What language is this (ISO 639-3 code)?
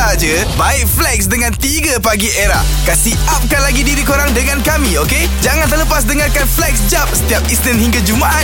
msa